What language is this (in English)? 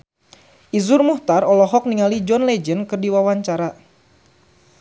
Sundanese